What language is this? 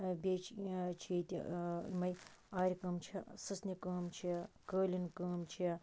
Kashmiri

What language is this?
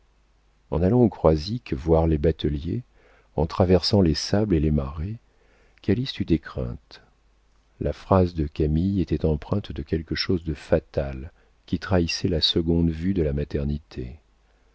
French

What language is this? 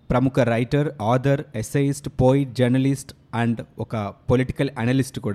Telugu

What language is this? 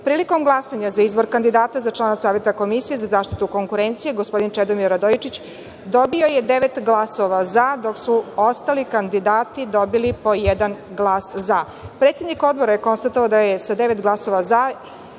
Serbian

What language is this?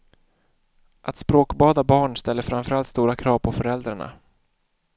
Swedish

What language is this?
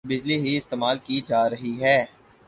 Urdu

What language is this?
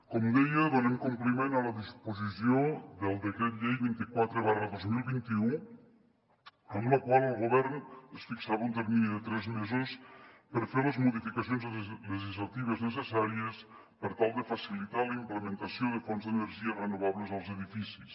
Catalan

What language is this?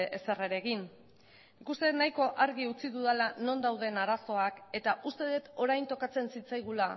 Basque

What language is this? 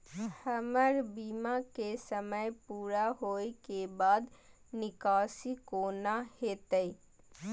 Maithili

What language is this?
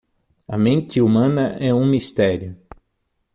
Portuguese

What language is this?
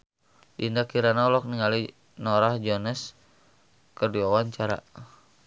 Sundanese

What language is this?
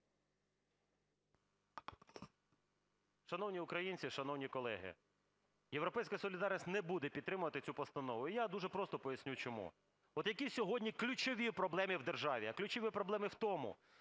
Ukrainian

